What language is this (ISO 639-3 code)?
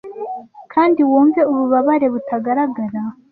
kin